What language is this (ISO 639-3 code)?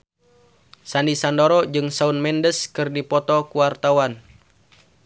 sun